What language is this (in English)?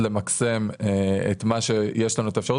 Hebrew